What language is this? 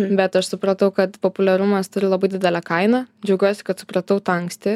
Lithuanian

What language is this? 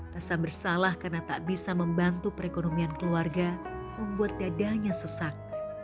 Indonesian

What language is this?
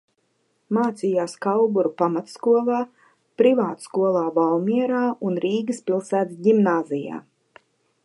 Latvian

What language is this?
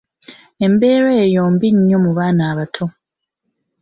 Ganda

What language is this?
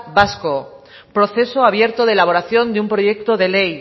Spanish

